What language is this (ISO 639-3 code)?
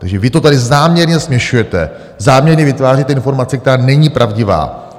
ces